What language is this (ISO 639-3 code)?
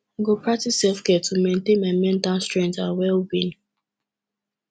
pcm